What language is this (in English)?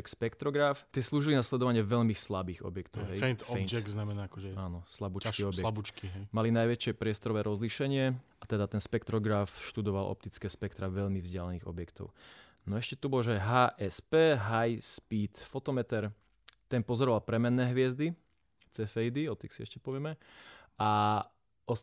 Slovak